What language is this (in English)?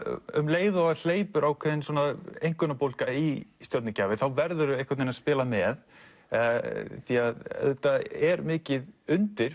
Icelandic